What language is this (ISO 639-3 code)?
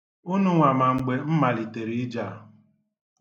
ibo